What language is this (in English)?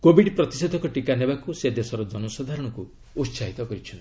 Odia